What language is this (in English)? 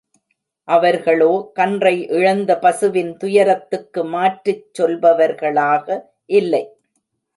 Tamil